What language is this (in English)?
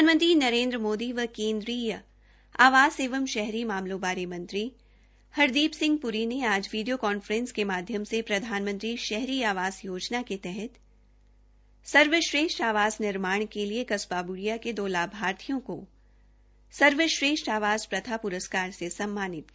Hindi